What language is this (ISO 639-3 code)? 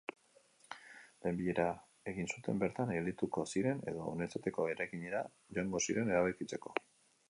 eus